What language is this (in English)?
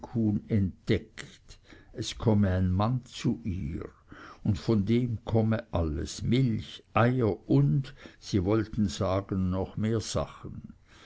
German